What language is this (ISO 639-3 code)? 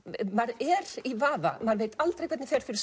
isl